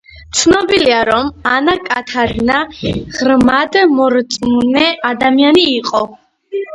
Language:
Georgian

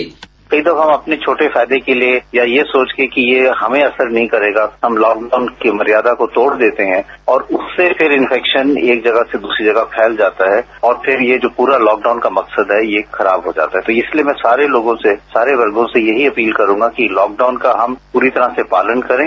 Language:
Hindi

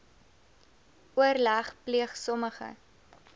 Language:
Afrikaans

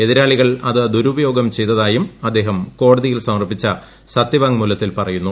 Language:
Malayalam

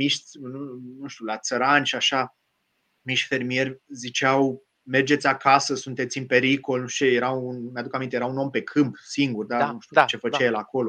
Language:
Romanian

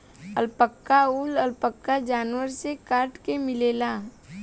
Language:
Bhojpuri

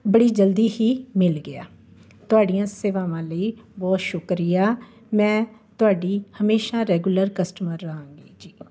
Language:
Punjabi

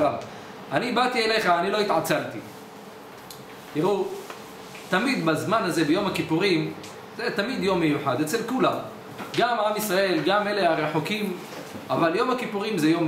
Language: Hebrew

